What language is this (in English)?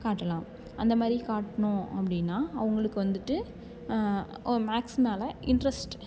Tamil